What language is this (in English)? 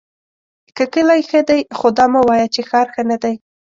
Pashto